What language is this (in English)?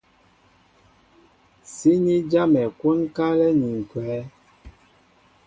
Mbo (Cameroon)